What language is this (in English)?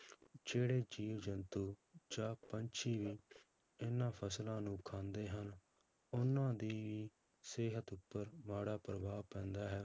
Punjabi